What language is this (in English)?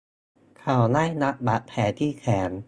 Thai